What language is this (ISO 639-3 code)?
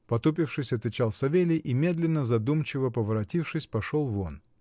rus